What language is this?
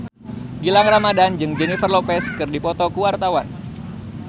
Sundanese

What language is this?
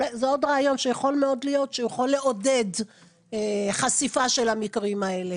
Hebrew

